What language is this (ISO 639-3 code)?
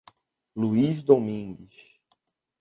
por